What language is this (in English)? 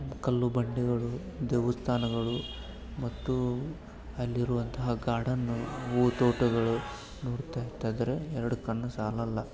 Kannada